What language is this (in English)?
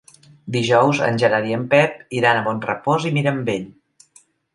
Catalan